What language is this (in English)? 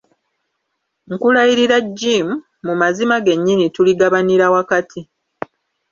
Ganda